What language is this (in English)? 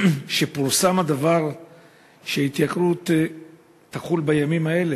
Hebrew